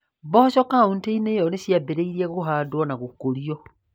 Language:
Kikuyu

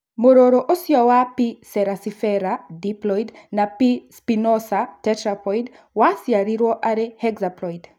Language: Kikuyu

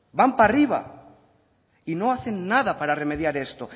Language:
Spanish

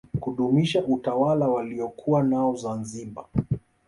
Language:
Swahili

